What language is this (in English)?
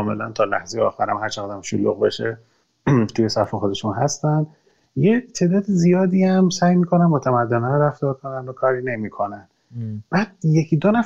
Persian